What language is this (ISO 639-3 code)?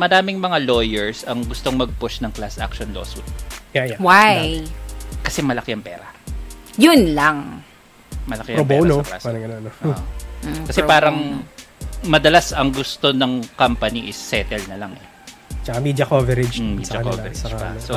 fil